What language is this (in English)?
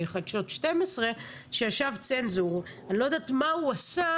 Hebrew